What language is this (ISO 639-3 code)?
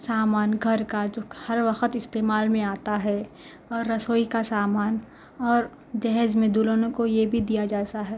urd